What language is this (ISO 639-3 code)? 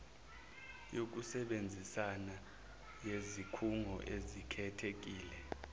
zul